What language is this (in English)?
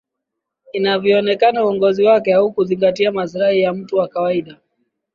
Swahili